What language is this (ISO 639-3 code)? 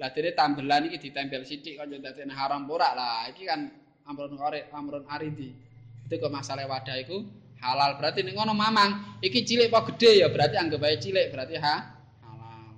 ind